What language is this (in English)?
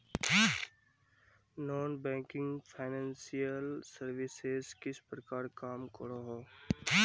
Magahi